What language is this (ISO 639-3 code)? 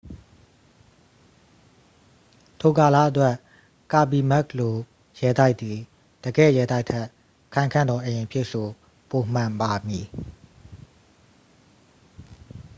mya